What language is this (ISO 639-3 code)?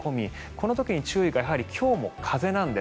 jpn